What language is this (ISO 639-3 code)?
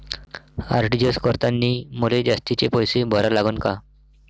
mar